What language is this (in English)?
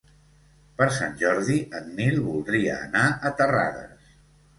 Catalan